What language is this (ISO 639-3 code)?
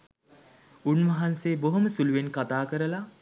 sin